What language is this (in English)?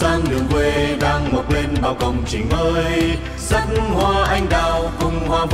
Vietnamese